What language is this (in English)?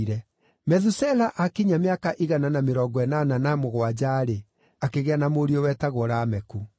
Kikuyu